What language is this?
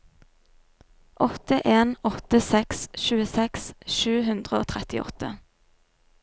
Norwegian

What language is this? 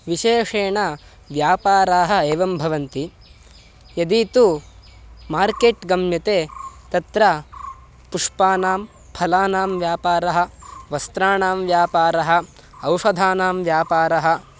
Sanskrit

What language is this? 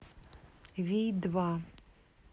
Russian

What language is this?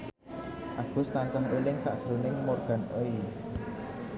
Javanese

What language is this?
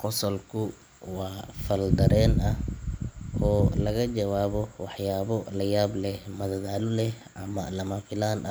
Somali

